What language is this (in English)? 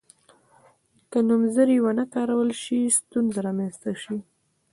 Pashto